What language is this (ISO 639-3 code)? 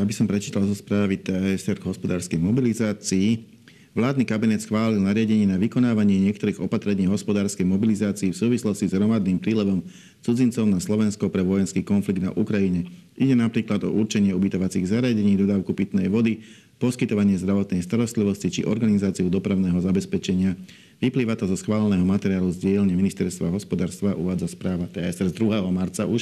slk